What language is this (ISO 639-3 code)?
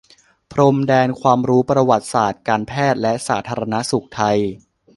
tha